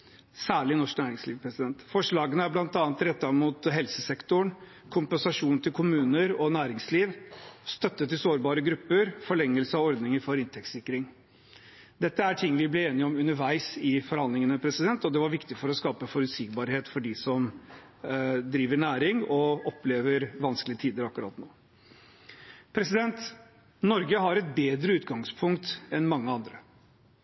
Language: Norwegian Bokmål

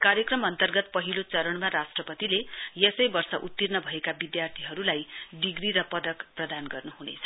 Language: Nepali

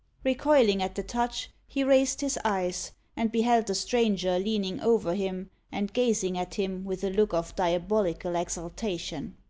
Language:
English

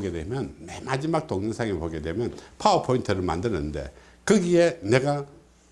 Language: Korean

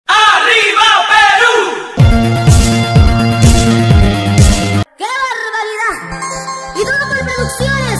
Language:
Spanish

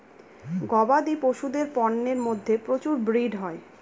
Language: Bangla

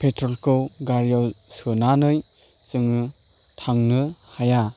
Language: Bodo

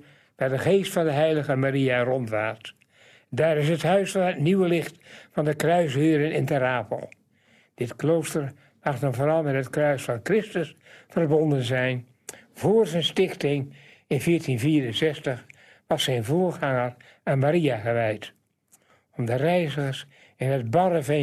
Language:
Dutch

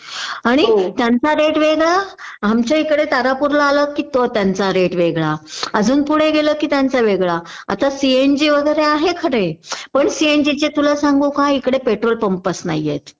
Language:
Marathi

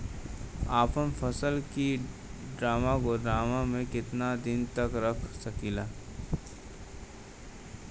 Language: Bhojpuri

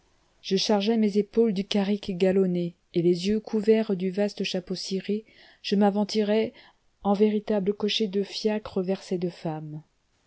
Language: French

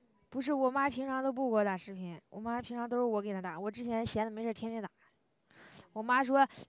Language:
Chinese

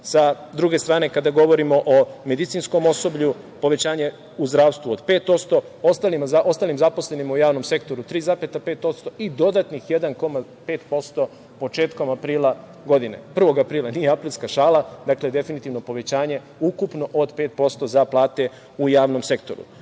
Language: Serbian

